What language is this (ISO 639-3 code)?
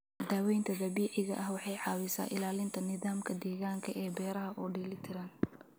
som